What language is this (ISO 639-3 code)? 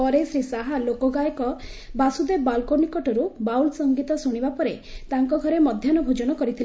ori